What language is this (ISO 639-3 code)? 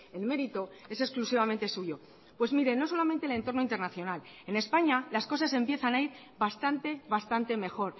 spa